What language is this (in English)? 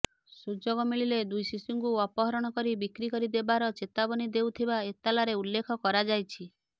Odia